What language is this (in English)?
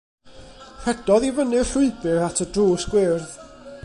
Welsh